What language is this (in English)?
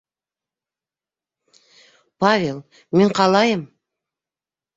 Bashkir